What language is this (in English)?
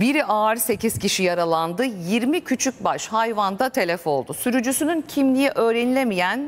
Turkish